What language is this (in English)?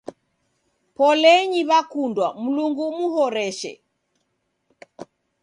Taita